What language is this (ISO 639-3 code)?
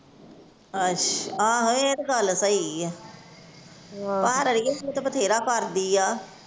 pan